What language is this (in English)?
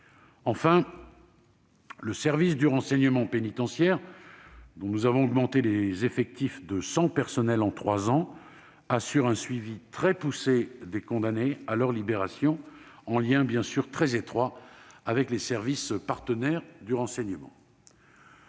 French